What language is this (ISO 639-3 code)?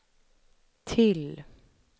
swe